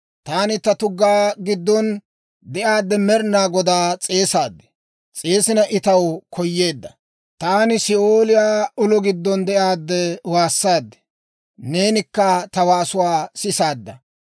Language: Dawro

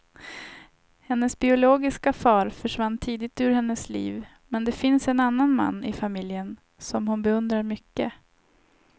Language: Swedish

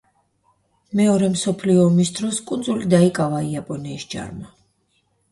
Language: Georgian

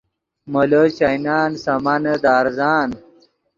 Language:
Yidgha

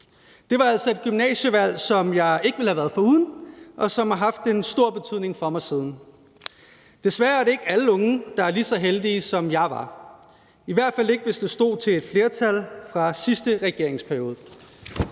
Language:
Danish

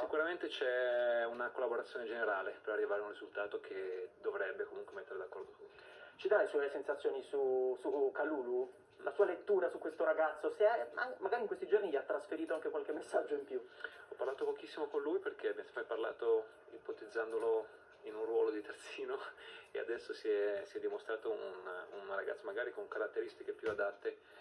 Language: Italian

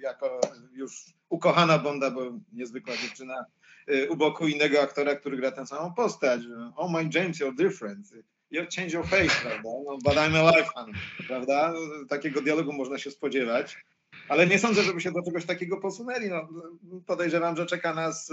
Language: Polish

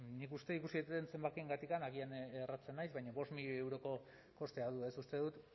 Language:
Basque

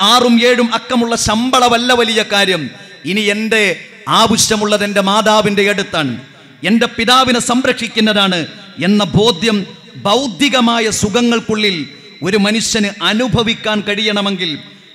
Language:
Malayalam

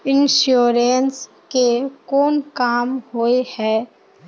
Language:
Magahi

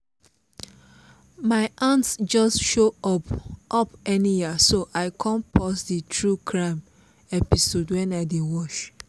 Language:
Nigerian Pidgin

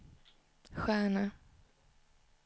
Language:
Swedish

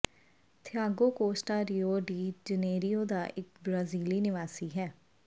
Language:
Punjabi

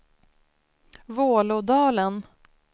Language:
Swedish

